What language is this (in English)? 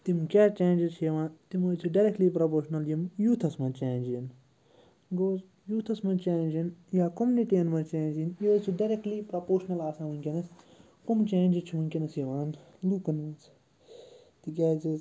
Kashmiri